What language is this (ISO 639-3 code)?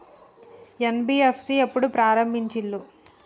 tel